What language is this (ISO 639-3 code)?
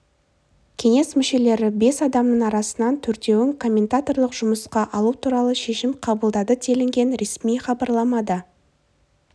kaz